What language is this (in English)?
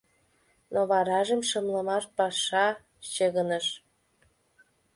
Mari